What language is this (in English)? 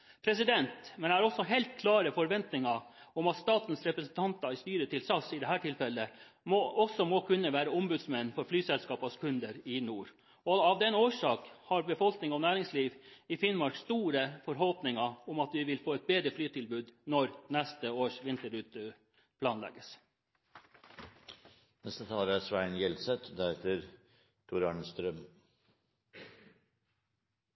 Norwegian